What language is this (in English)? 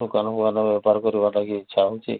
Odia